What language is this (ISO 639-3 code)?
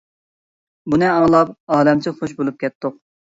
uig